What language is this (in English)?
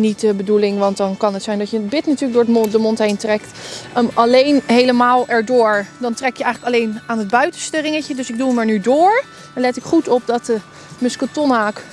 Dutch